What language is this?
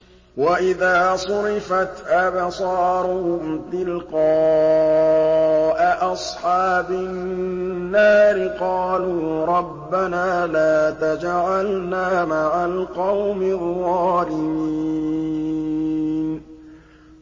Arabic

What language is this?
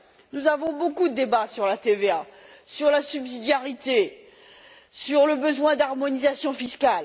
French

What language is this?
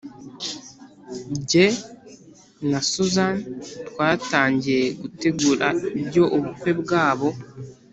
Kinyarwanda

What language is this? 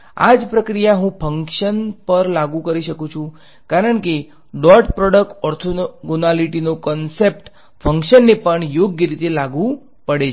Gujarati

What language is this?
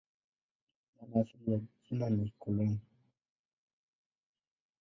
Swahili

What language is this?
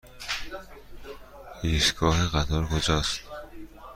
Persian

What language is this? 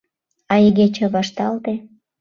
Mari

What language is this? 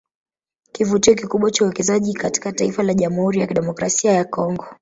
Swahili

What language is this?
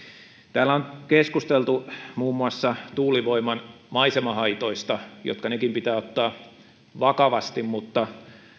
Finnish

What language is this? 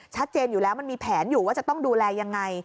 Thai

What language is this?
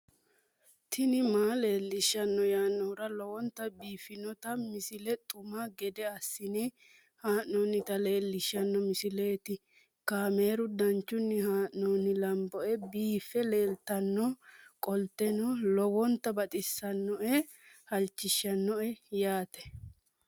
Sidamo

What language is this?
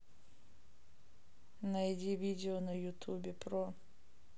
Russian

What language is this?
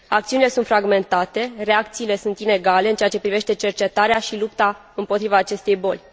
Romanian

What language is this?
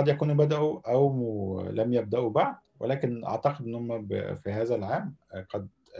Arabic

